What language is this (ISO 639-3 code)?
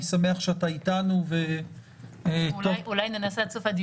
heb